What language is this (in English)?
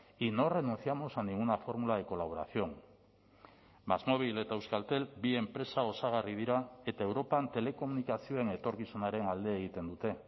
Basque